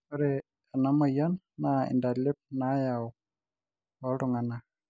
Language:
Masai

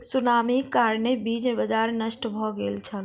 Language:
Maithili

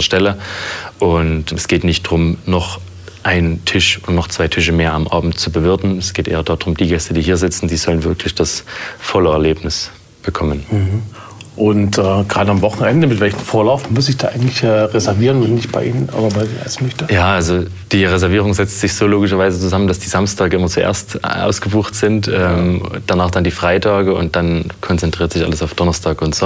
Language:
German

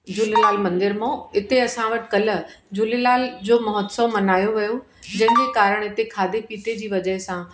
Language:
Sindhi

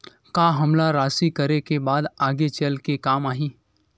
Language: Chhattisgarhi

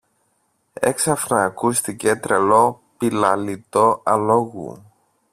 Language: Greek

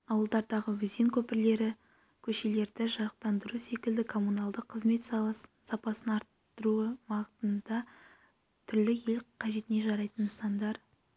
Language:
Kazakh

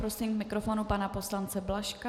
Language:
Czech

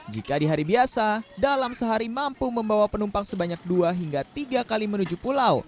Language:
Indonesian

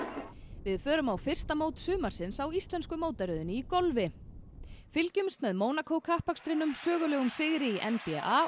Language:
Icelandic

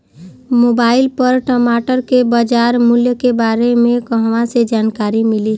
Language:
Bhojpuri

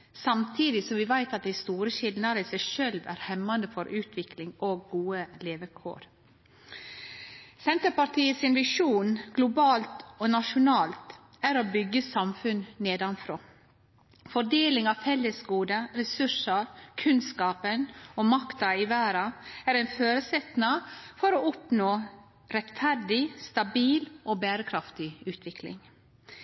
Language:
Norwegian Nynorsk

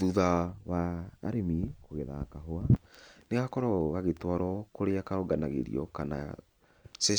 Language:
Kikuyu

